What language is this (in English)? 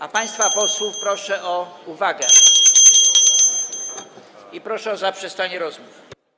Polish